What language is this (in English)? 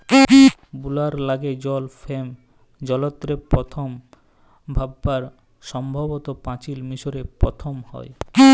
Bangla